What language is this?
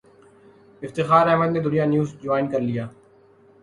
Urdu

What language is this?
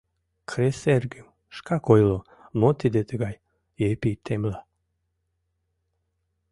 Mari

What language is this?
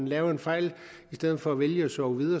Danish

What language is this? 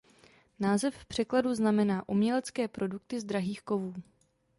Czech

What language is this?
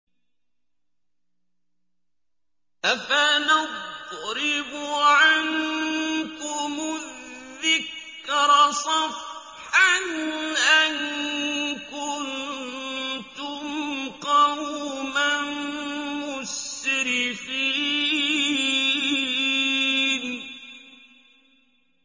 Arabic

